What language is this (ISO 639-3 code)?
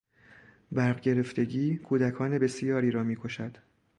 fas